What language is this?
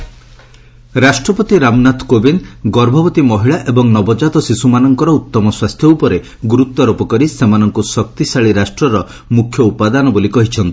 Odia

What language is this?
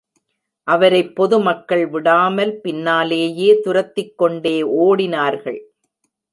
Tamil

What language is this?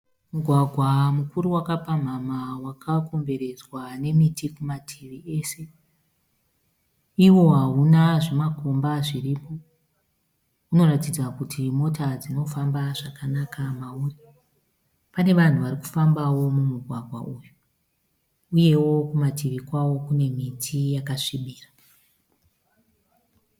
Shona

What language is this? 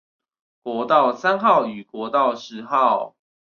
Chinese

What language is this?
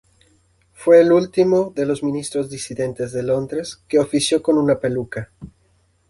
Spanish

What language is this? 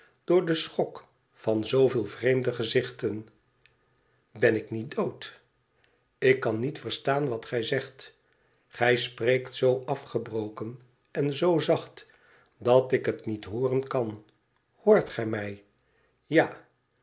Dutch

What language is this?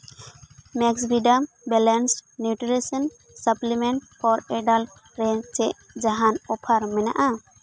Santali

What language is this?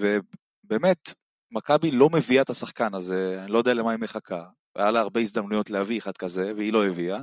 Hebrew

